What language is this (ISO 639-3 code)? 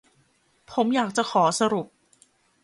tha